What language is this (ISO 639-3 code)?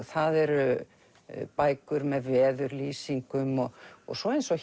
isl